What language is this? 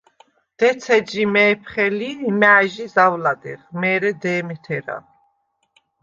Svan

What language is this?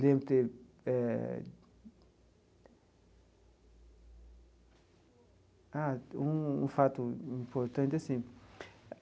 Portuguese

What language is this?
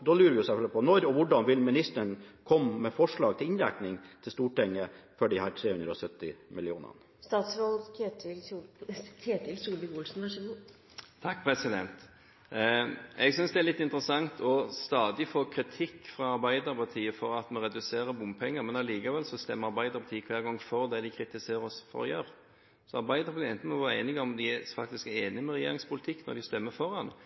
Norwegian Bokmål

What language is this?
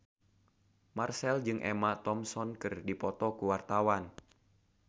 Sundanese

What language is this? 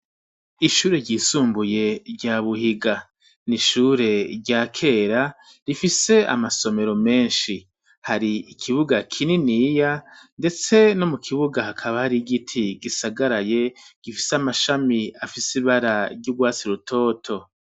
Rundi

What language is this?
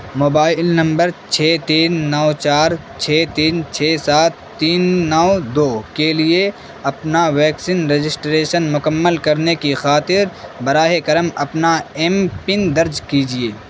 Urdu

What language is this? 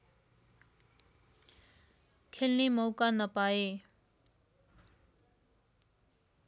Nepali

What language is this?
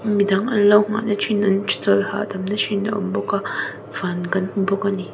Mizo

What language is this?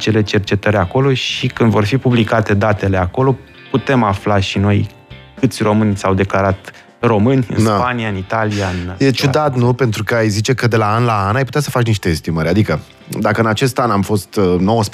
Romanian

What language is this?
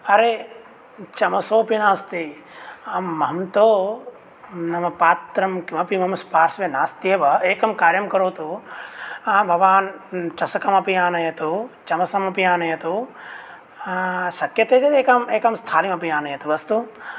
Sanskrit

